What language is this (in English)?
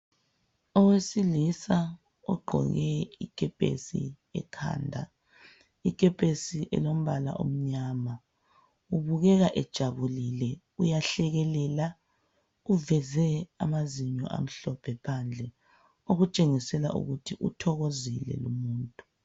North Ndebele